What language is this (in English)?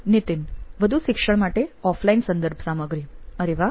Gujarati